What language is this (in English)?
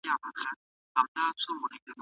Pashto